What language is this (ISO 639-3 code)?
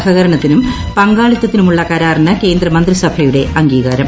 mal